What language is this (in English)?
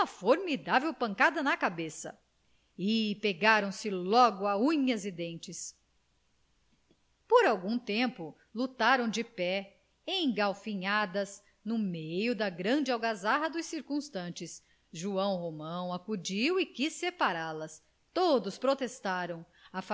Portuguese